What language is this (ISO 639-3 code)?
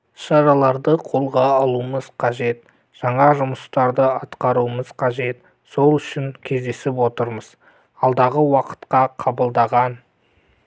kaz